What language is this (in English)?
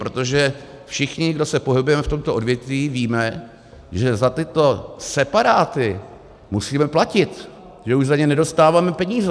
Czech